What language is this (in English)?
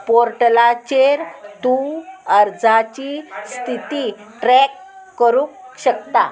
Konkani